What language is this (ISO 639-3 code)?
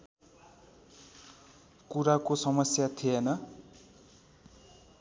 nep